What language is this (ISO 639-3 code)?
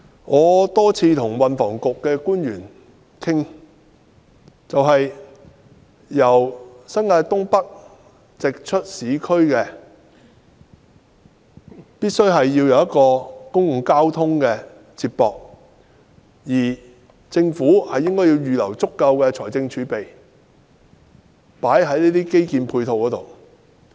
yue